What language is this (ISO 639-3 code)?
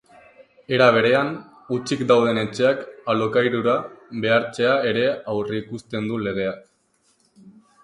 eus